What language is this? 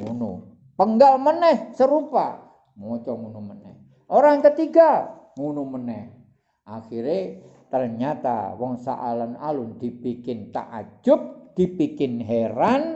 Indonesian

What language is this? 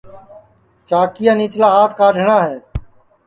Sansi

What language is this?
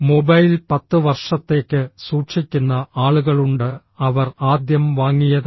Malayalam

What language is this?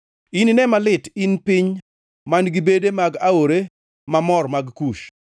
Luo (Kenya and Tanzania)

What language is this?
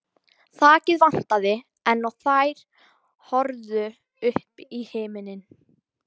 Icelandic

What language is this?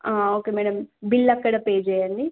Telugu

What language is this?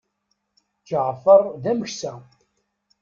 Kabyle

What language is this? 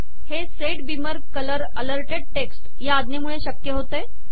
Marathi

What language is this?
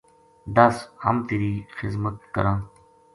Gujari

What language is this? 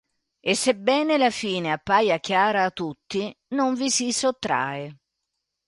Italian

